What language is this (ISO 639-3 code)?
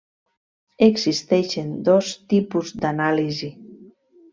cat